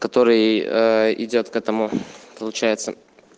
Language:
Russian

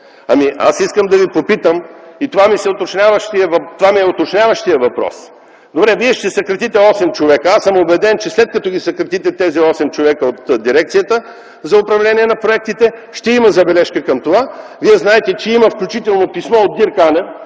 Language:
Bulgarian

